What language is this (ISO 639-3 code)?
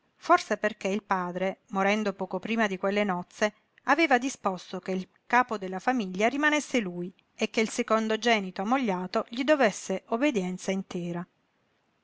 ita